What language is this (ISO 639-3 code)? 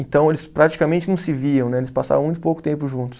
por